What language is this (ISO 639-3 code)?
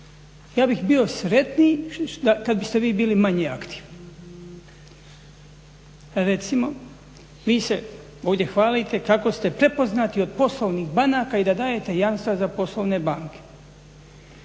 hrv